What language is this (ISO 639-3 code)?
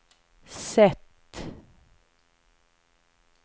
swe